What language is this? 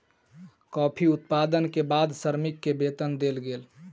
Maithili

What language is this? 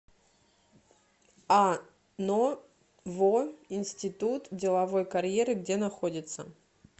Russian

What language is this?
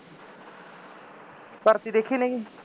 Punjabi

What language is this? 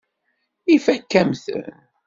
Kabyle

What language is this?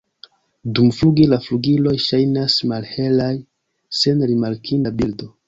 Esperanto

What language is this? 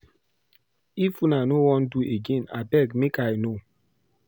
Nigerian Pidgin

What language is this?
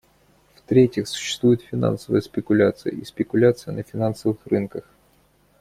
Russian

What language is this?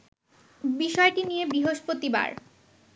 Bangla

